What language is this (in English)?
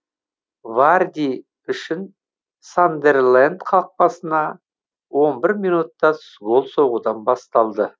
Kazakh